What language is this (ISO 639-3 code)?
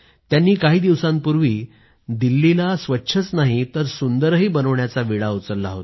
mar